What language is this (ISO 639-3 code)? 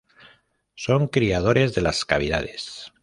spa